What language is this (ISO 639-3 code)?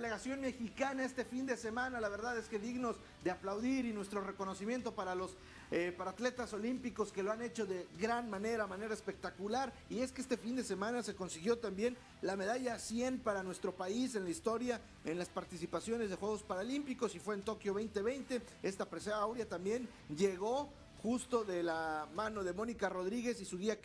spa